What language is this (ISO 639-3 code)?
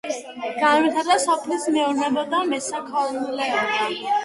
kat